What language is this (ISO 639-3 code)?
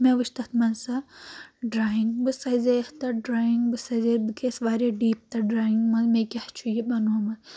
kas